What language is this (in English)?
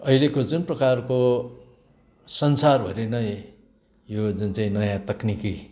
Nepali